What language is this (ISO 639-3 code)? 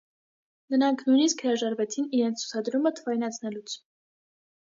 hye